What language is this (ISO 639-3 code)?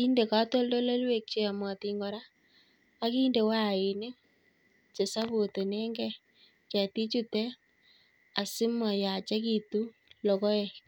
kln